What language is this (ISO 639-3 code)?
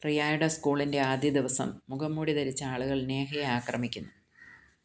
mal